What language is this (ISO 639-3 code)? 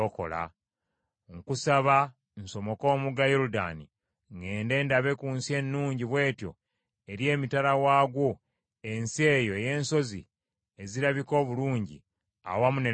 lug